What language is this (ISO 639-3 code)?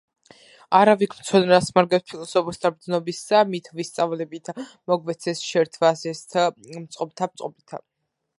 kat